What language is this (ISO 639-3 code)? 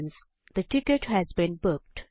nep